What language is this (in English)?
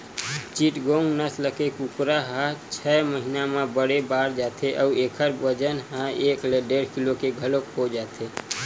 Chhattisgarhi